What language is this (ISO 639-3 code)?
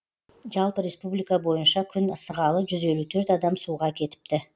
kaz